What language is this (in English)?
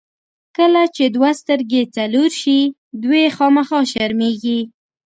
Pashto